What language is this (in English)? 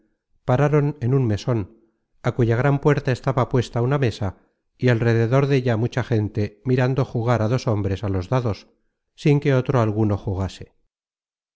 Spanish